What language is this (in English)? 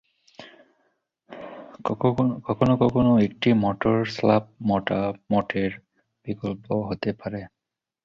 Bangla